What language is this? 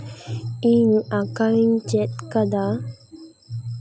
Santali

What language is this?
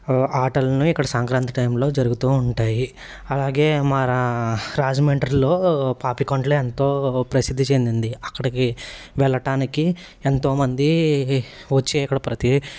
Telugu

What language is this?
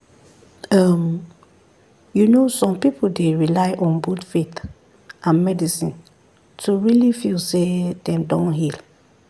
Nigerian Pidgin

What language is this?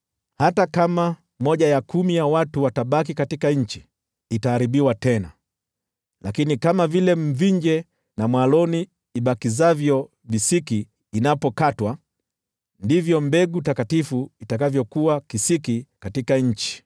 Swahili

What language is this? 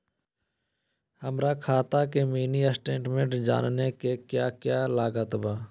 Magahi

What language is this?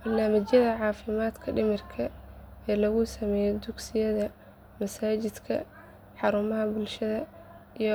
Somali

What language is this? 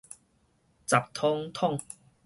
Min Nan Chinese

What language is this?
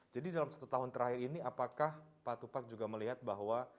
Indonesian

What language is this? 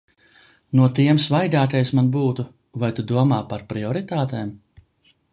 Latvian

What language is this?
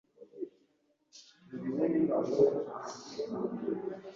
Ganda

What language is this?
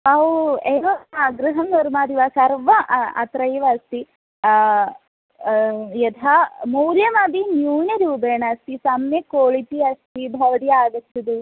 Sanskrit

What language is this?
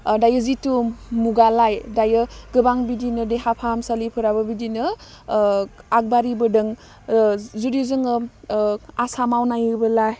Bodo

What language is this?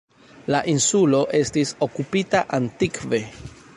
Esperanto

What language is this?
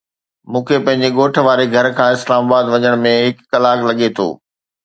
Sindhi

